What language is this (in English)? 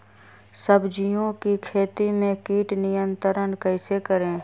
Magahi